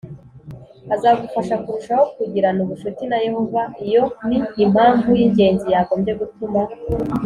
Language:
Kinyarwanda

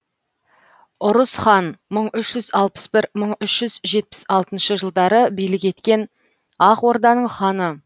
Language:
Kazakh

